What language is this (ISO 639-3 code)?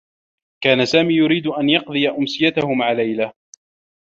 ara